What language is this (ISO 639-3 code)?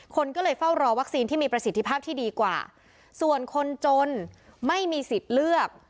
tha